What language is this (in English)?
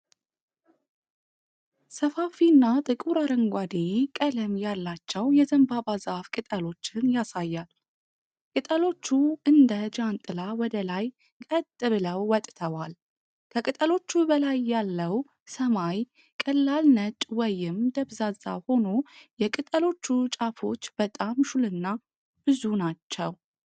Amharic